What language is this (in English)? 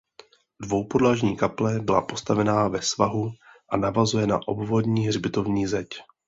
Czech